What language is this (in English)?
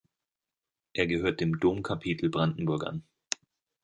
German